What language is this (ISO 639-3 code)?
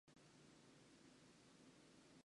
jpn